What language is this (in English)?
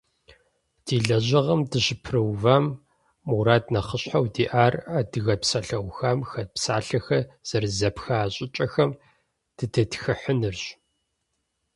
Kabardian